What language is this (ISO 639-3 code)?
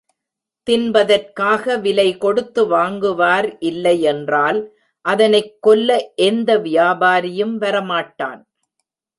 tam